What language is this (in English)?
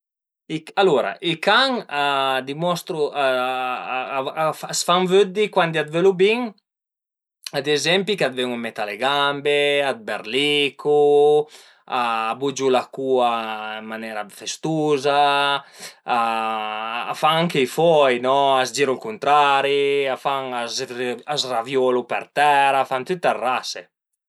Piedmontese